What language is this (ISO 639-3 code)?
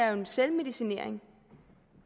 dan